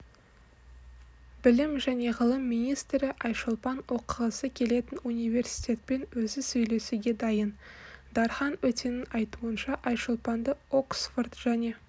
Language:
Kazakh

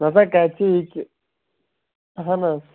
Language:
Kashmiri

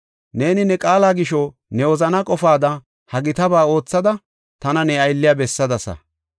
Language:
Gofa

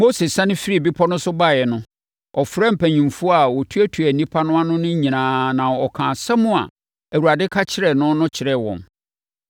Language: Akan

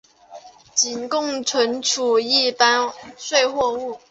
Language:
Chinese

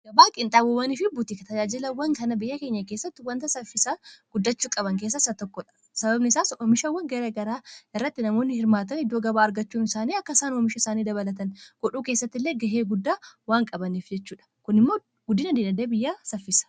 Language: Oromo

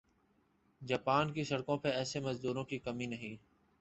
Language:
Urdu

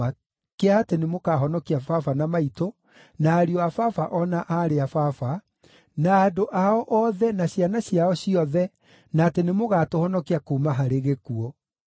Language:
Kikuyu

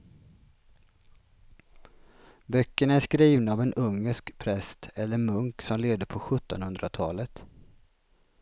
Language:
Swedish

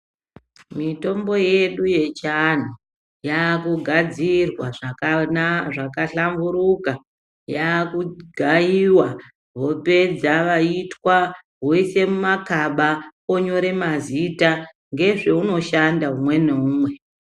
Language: Ndau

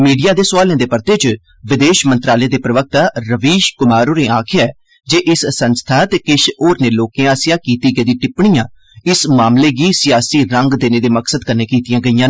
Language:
Dogri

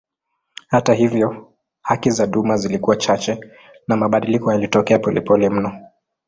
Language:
Swahili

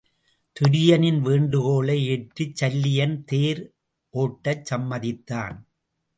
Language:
Tamil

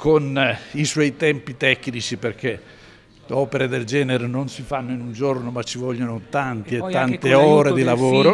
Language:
Italian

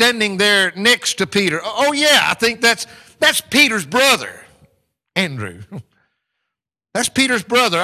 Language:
English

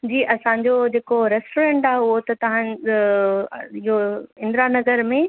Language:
Sindhi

